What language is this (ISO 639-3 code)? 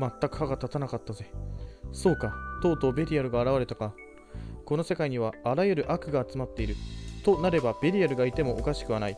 jpn